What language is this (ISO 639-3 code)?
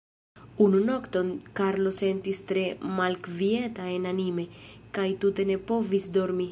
epo